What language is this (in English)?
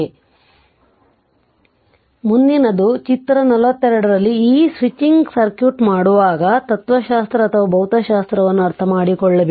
Kannada